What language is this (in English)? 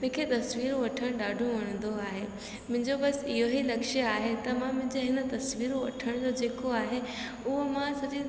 Sindhi